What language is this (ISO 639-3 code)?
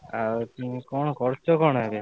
ori